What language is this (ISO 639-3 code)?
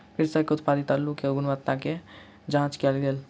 mai